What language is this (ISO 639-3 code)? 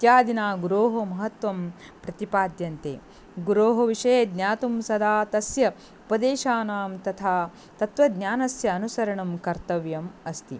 san